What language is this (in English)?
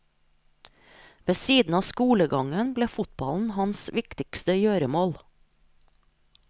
Norwegian